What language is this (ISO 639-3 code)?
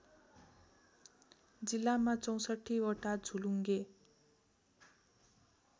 nep